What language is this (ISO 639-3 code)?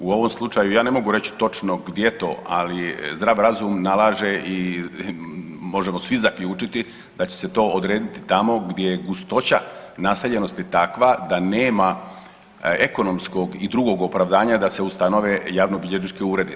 hrv